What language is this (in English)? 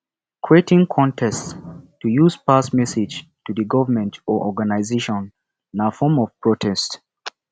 Nigerian Pidgin